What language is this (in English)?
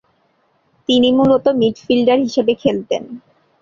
Bangla